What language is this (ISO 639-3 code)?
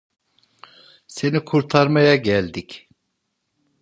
tur